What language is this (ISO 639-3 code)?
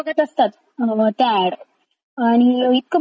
mar